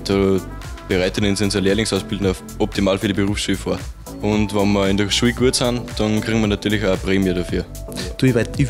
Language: German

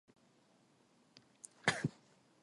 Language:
Korean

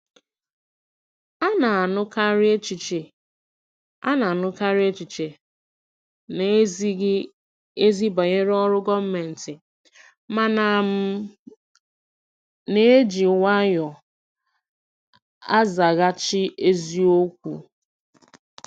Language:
Igbo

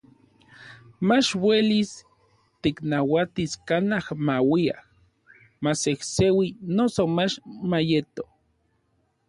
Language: Orizaba Nahuatl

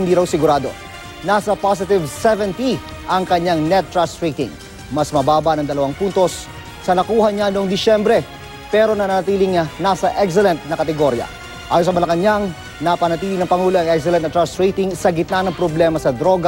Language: Filipino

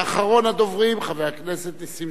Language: Hebrew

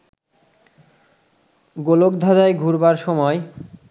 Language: Bangla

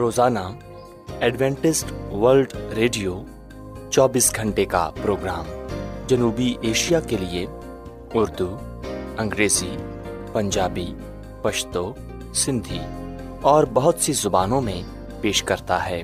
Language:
Urdu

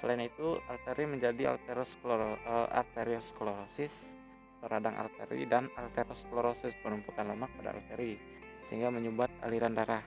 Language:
Indonesian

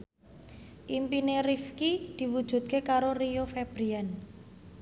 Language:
Javanese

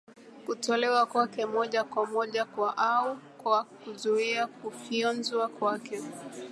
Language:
Swahili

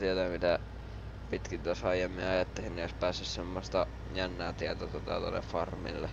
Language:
Finnish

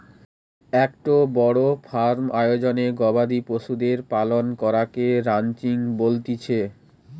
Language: Bangla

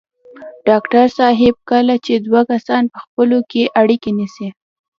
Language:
Pashto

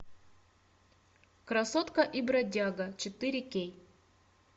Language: Russian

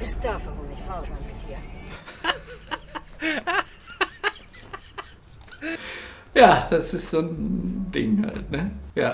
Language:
German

